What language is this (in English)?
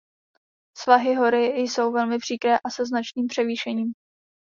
Czech